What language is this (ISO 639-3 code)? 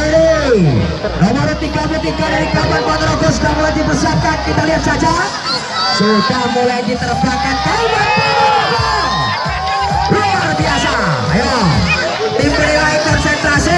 ind